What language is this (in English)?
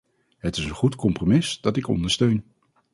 Dutch